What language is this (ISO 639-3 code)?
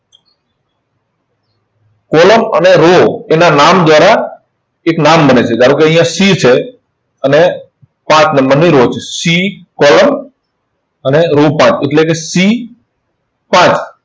guj